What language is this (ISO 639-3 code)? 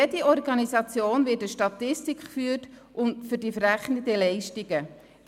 gsw